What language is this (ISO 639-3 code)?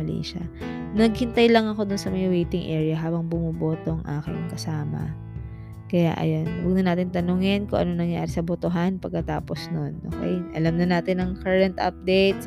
fil